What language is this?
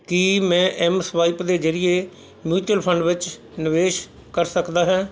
Punjabi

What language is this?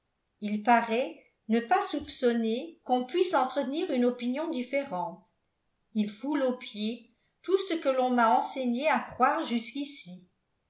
French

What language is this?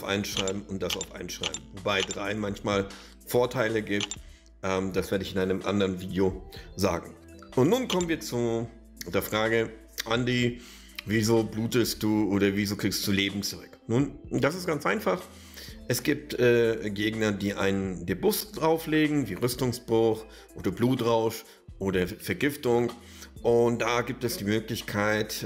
German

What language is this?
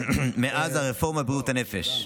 Hebrew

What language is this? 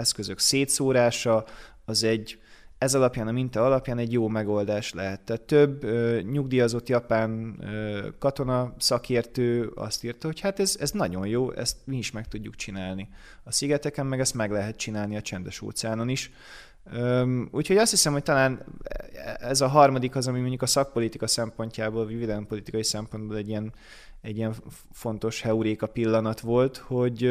Hungarian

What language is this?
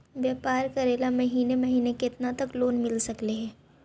Magahi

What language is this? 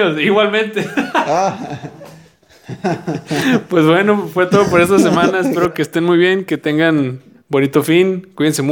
Spanish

